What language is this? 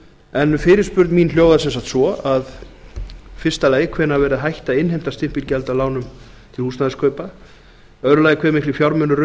Icelandic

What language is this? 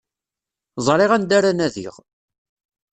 Kabyle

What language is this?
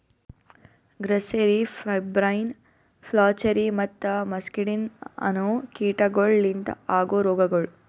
Kannada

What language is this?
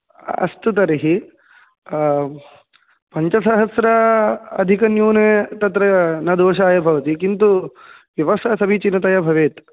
Sanskrit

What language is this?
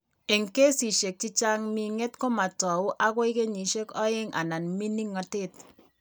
Kalenjin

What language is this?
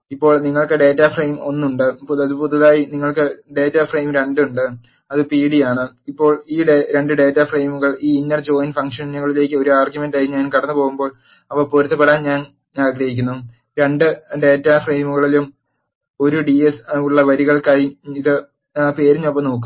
Malayalam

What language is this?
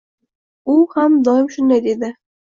Uzbek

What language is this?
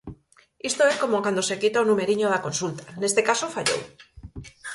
Galician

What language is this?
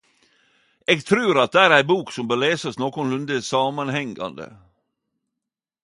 Norwegian Nynorsk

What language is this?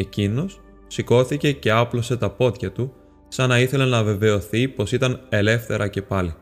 Greek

